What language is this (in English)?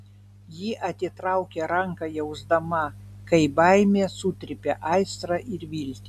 Lithuanian